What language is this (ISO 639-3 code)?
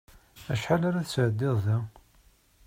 kab